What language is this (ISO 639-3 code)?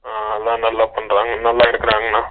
tam